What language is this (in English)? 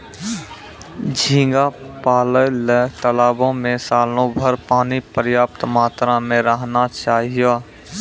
Maithili